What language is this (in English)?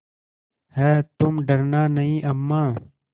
Hindi